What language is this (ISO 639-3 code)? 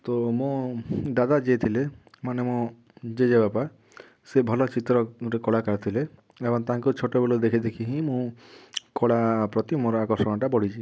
ori